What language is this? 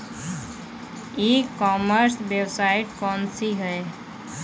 Bhojpuri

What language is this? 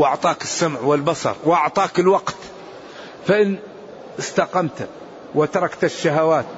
Arabic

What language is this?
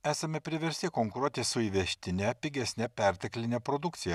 Lithuanian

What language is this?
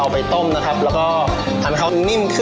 Thai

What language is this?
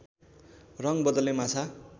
Nepali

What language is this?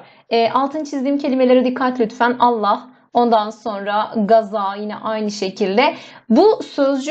Turkish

